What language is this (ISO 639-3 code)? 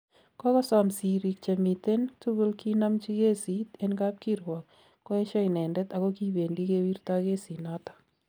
kln